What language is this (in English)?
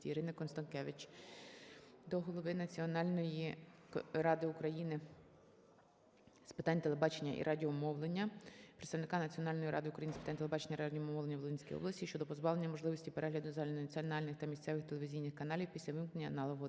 Ukrainian